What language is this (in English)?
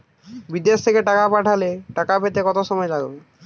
Bangla